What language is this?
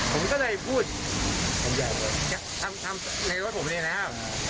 Thai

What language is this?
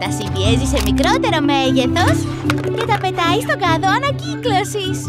Greek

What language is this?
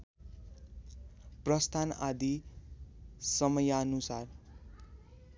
Nepali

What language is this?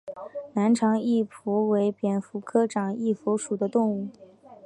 Chinese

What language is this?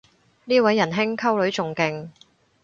Cantonese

